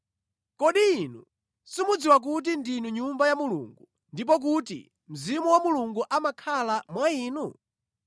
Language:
Nyanja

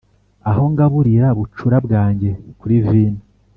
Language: Kinyarwanda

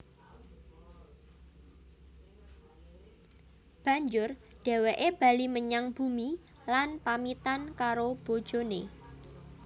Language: Javanese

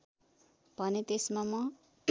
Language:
Nepali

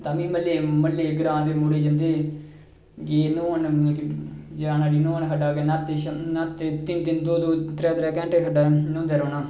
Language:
Dogri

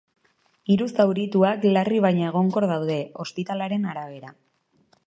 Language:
Basque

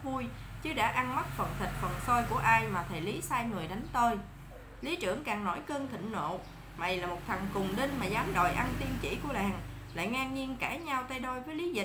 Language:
Vietnamese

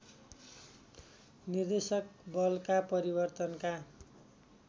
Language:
Nepali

